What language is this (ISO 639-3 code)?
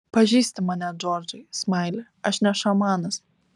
lit